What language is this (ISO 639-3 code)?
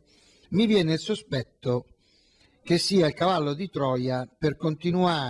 ita